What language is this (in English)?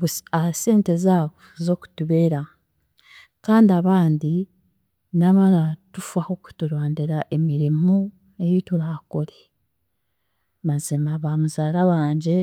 Chiga